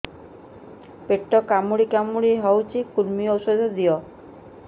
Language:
Odia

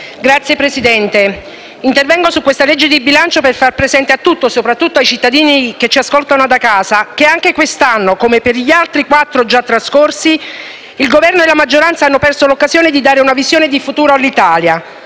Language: Italian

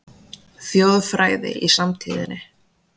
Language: Icelandic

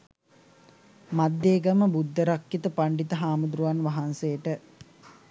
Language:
Sinhala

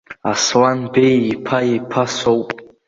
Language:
Abkhazian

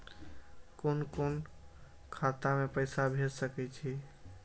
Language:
Maithili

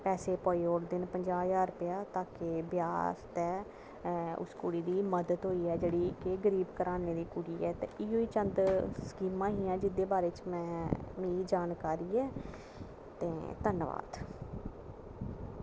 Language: Dogri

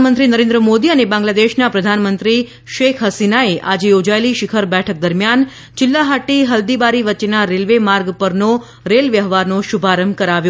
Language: Gujarati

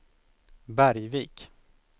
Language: Swedish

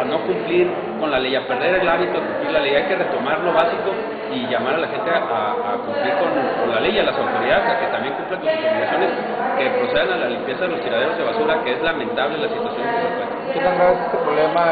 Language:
Spanish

